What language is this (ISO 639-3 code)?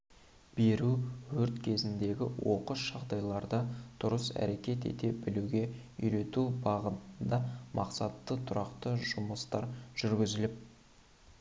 kaz